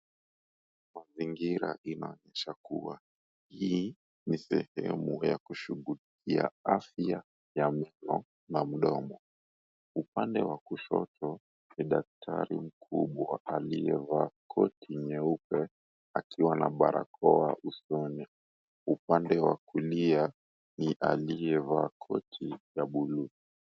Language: Swahili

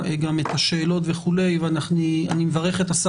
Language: Hebrew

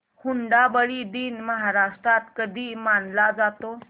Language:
Marathi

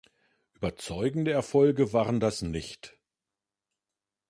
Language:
German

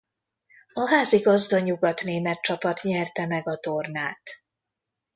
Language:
Hungarian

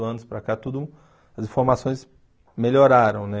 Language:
Portuguese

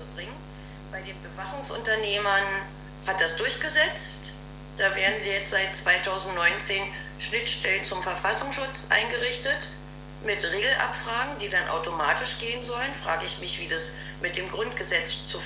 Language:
German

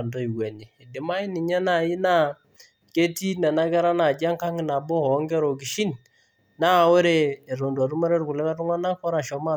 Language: Masai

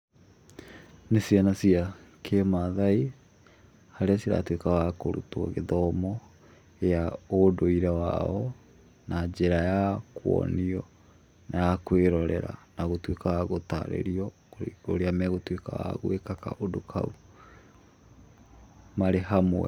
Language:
Kikuyu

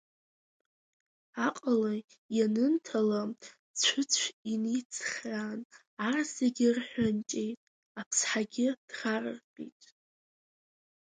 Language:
Abkhazian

